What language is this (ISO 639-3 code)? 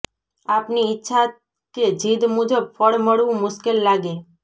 guj